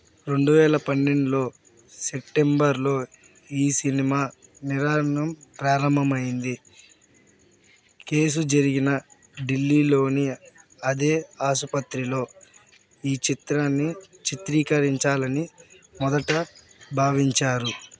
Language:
Telugu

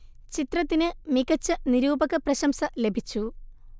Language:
Malayalam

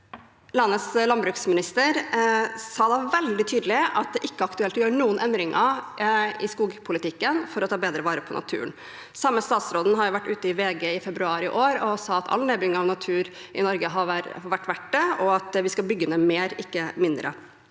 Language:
Norwegian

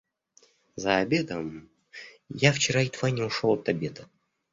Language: Russian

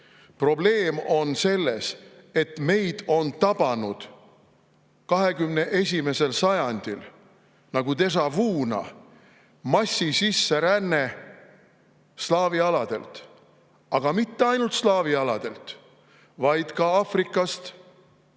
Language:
Estonian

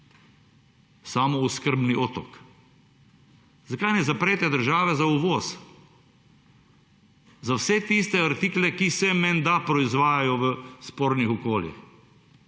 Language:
Slovenian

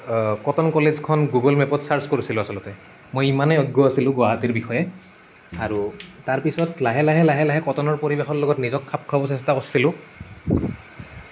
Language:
Assamese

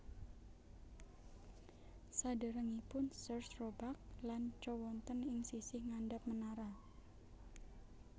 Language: Javanese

